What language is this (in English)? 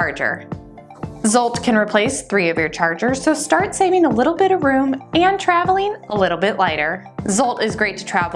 English